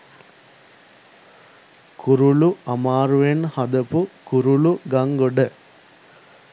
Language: Sinhala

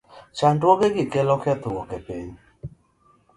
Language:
Luo (Kenya and Tanzania)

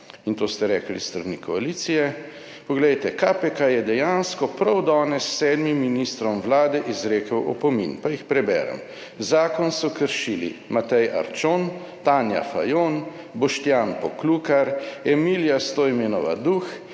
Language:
Slovenian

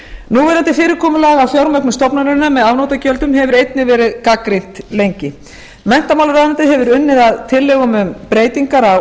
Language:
Icelandic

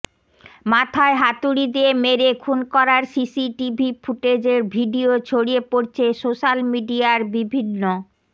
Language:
Bangla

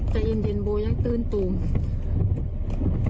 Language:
Thai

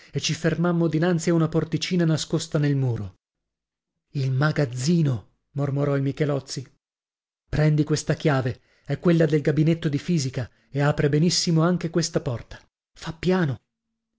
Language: Italian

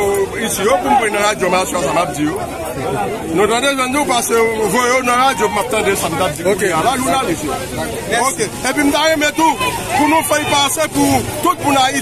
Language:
French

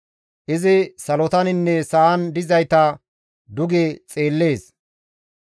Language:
Gamo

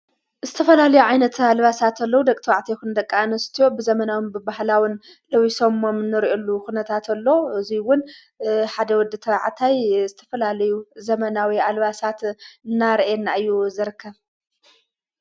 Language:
Tigrinya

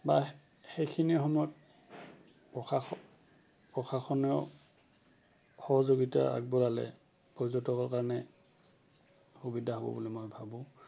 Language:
Assamese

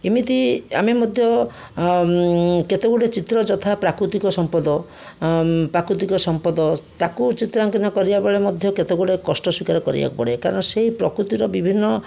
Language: Odia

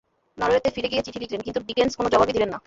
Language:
Bangla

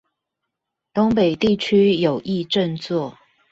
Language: Chinese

